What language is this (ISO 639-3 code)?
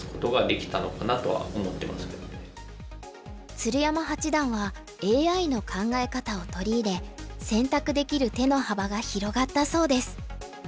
jpn